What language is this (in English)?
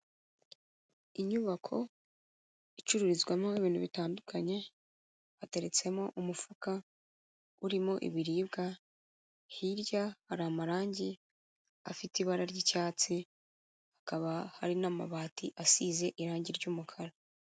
Kinyarwanda